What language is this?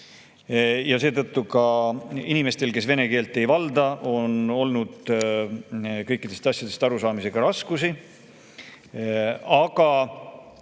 Estonian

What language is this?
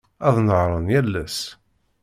Kabyle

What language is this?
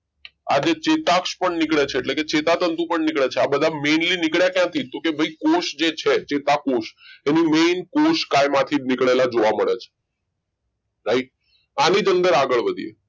Gujarati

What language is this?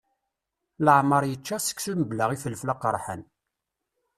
Kabyle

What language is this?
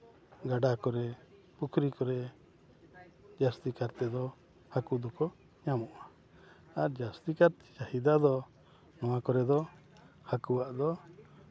Santali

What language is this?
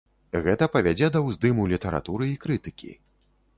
Belarusian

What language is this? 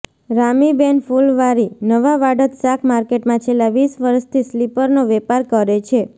Gujarati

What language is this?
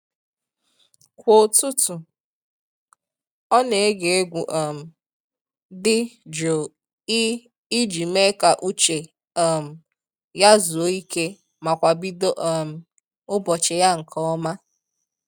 Igbo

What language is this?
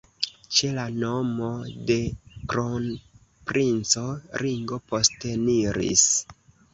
Esperanto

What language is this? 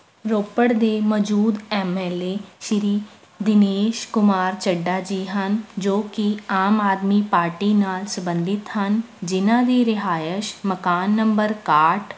Punjabi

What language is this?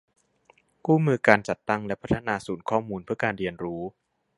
Thai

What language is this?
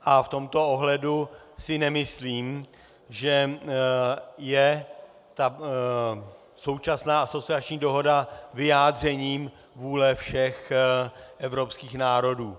Czech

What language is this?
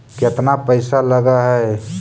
Magahi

